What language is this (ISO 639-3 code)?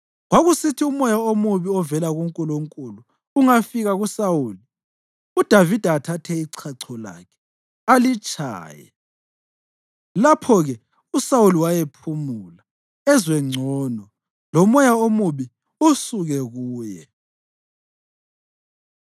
nde